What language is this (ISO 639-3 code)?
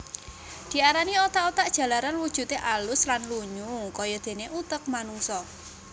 jav